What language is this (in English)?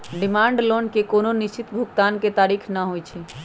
Magahi